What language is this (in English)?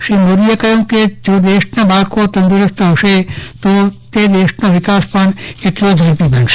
Gujarati